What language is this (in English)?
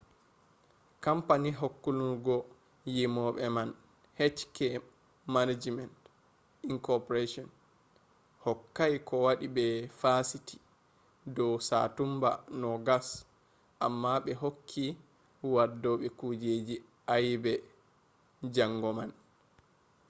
Fula